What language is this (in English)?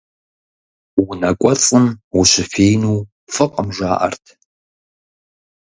Kabardian